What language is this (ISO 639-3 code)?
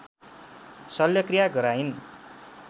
nep